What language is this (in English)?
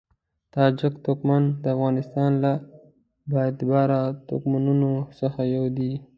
Pashto